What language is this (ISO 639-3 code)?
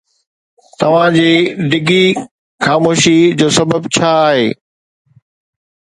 snd